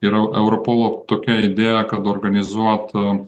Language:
Lithuanian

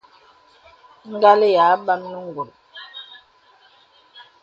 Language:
Bebele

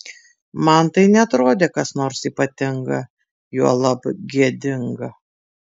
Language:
Lithuanian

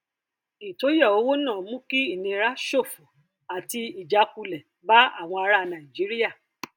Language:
Yoruba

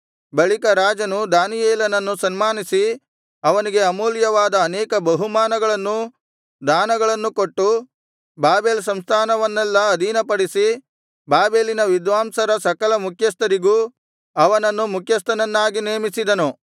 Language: Kannada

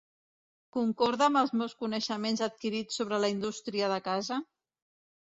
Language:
Catalan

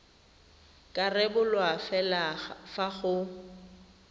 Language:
Tswana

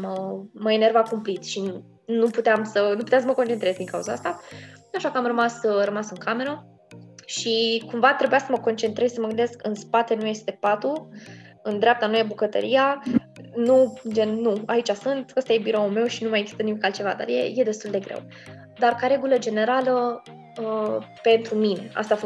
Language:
Romanian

